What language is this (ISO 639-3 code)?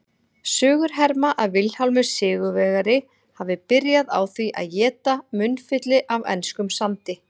isl